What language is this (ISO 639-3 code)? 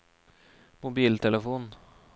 nor